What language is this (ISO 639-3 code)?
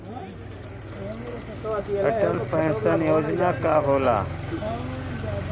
bho